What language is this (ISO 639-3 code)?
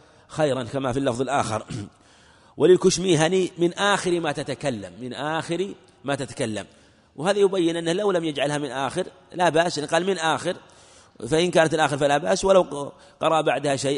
ara